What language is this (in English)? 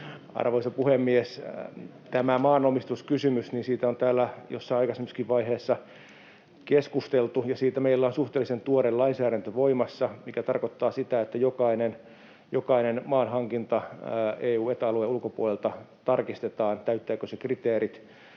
Finnish